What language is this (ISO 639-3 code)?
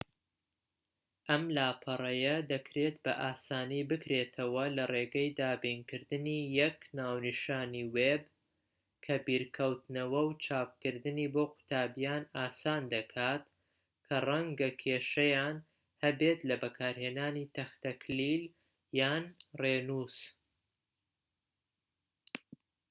ckb